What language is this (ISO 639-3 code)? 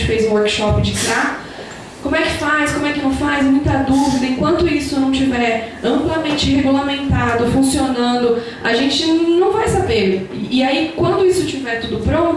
por